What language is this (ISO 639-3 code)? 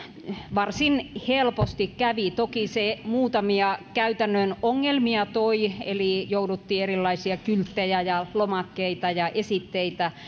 fin